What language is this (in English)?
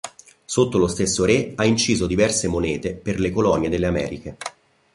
Italian